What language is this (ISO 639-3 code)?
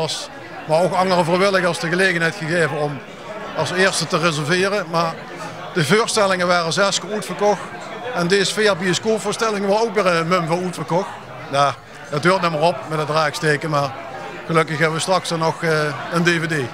nld